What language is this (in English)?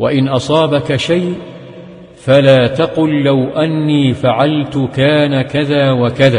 Arabic